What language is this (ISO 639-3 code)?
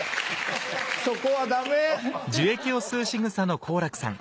jpn